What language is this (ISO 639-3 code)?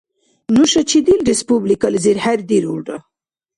dar